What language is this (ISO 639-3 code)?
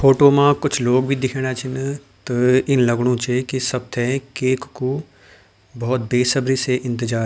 gbm